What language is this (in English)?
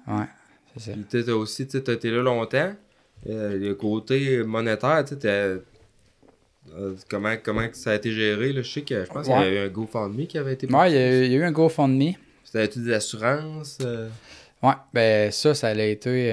French